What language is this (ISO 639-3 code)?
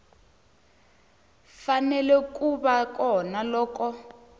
tso